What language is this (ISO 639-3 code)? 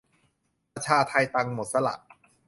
tha